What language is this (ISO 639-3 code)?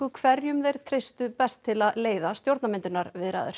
isl